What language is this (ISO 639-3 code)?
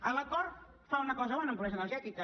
cat